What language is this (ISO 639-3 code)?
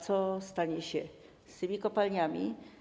pol